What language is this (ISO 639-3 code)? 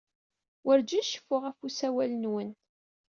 kab